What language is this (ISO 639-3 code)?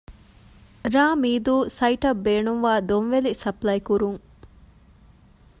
div